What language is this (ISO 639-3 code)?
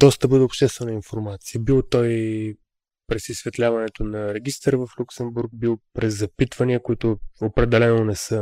bul